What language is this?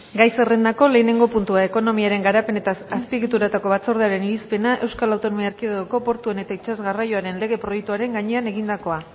Basque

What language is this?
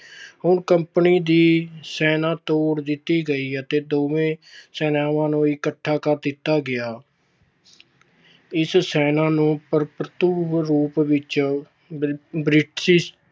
Punjabi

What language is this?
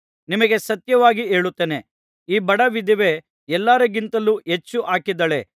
Kannada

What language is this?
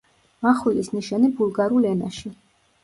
Georgian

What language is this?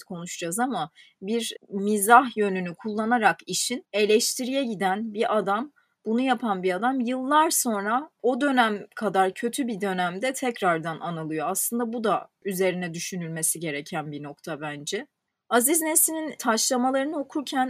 Turkish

